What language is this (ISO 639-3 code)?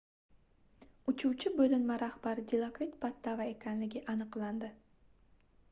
uzb